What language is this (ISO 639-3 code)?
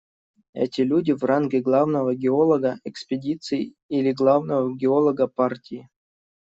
rus